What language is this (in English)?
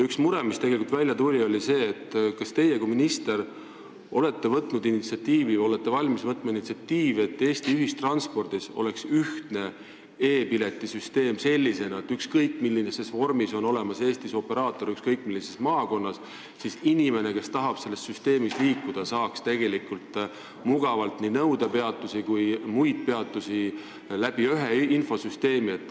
Estonian